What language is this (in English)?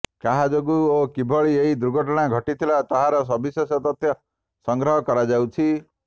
Odia